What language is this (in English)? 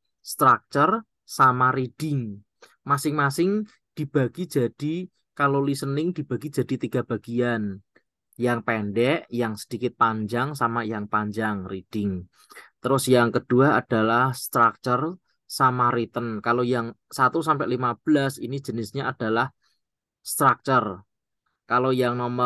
Indonesian